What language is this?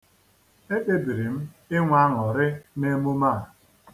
Igbo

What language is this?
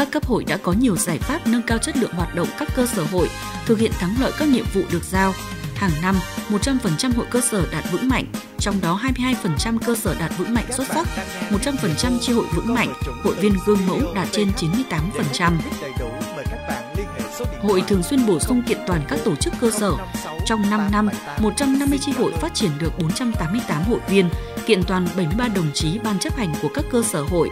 Vietnamese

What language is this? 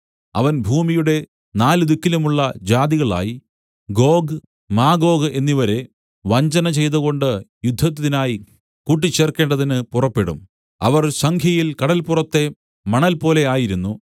Malayalam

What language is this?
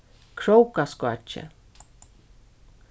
Faroese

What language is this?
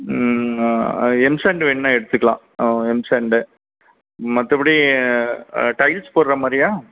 Tamil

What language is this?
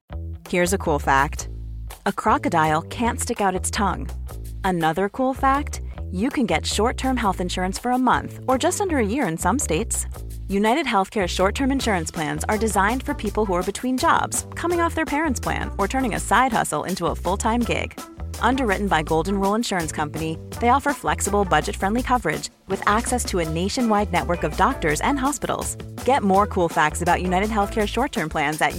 Swedish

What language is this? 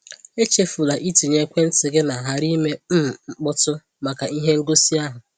Igbo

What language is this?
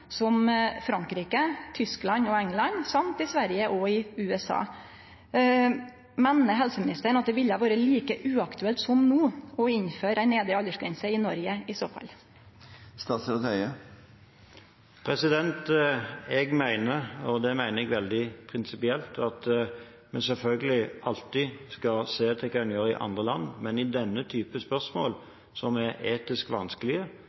Norwegian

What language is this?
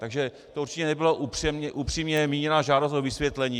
Czech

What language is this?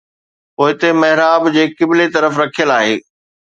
Sindhi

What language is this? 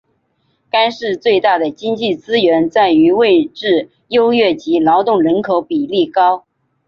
Chinese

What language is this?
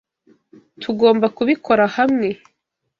Kinyarwanda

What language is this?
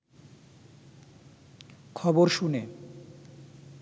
Bangla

